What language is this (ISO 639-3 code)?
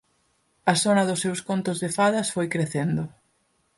glg